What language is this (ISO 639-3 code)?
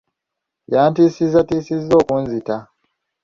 lug